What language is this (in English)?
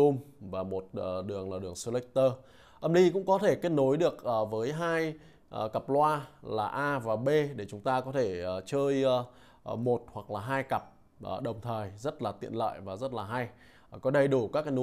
Vietnamese